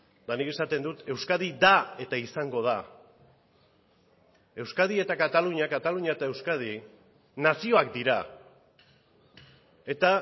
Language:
Basque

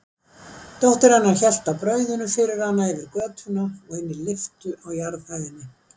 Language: Icelandic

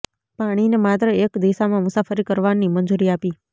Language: Gujarati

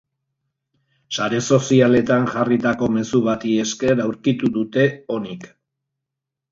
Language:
Basque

